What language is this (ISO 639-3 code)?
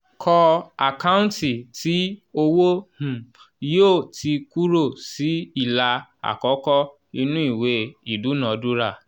yor